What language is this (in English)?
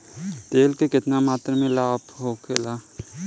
Bhojpuri